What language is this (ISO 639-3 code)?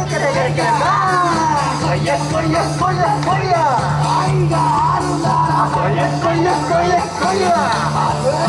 jpn